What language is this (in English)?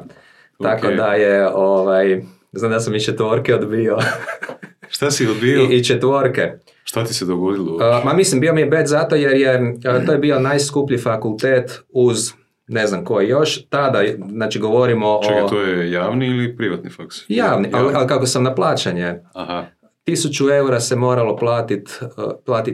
Croatian